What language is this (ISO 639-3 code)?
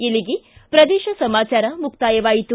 kan